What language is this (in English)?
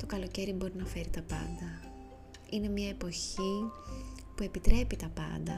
Greek